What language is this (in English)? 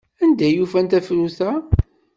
Kabyle